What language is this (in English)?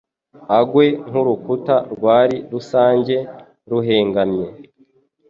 Kinyarwanda